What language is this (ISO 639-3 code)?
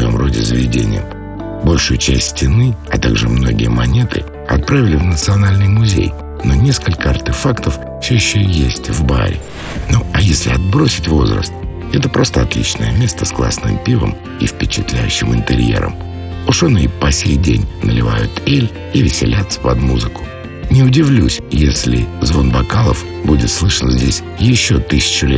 rus